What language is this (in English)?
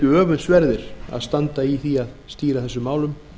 Icelandic